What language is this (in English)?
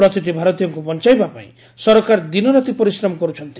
Odia